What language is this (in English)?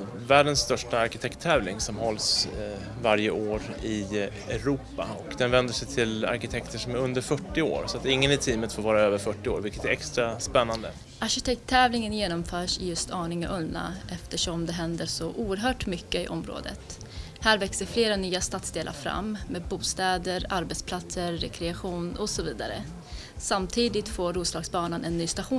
Swedish